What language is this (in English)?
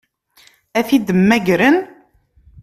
Kabyle